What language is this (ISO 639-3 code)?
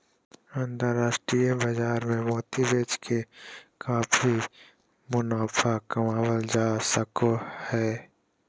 mag